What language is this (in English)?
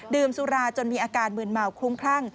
Thai